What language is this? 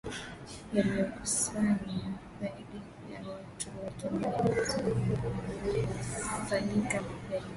Swahili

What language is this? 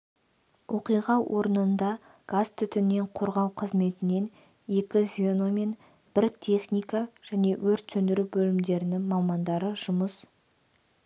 Kazakh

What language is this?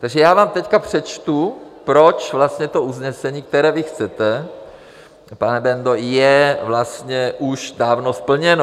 Czech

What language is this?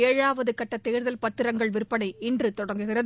Tamil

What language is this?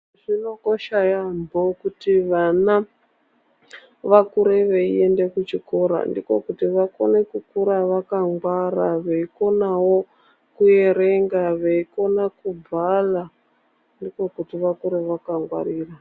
Ndau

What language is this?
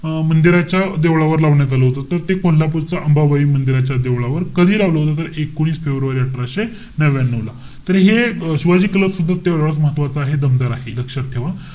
Marathi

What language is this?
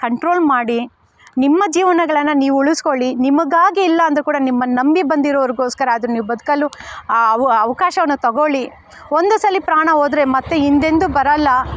Kannada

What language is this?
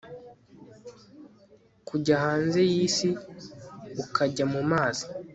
Kinyarwanda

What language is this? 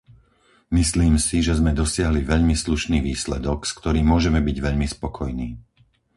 Slovak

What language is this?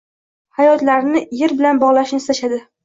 Uzbek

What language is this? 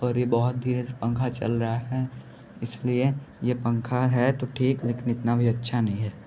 Hindi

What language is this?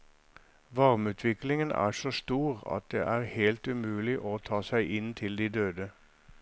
Norwegian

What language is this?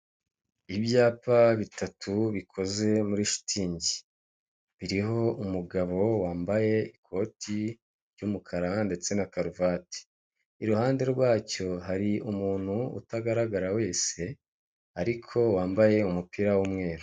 Kinyarwanda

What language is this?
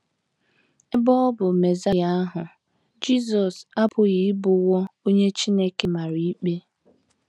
Igbo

